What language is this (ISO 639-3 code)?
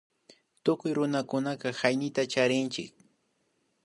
qvi